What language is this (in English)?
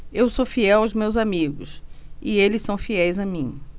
Portuguese